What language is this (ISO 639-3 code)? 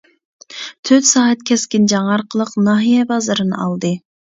uig